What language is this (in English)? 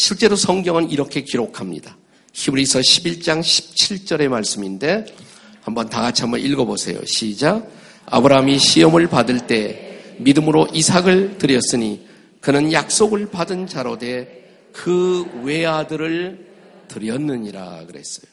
Korean